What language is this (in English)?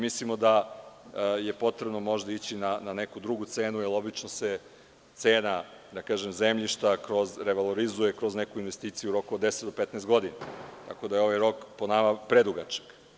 Serbian